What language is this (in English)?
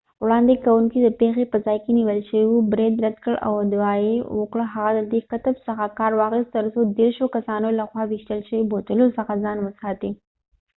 Pashto